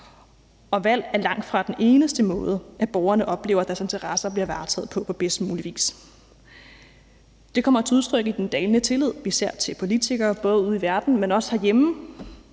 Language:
Danish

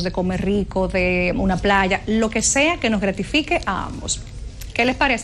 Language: Spanish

